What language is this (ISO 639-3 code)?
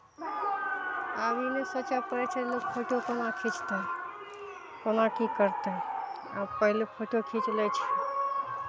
mai